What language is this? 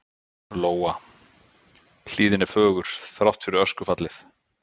Icelandic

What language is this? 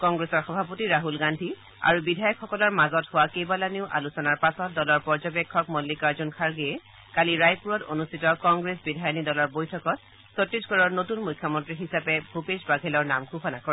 Assamese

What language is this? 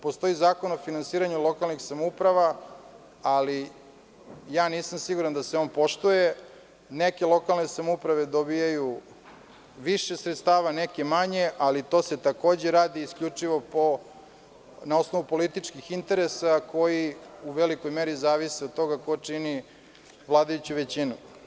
Serbian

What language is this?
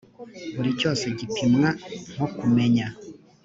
Kinyarwanda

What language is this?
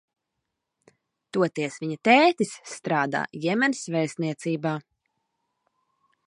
Latvian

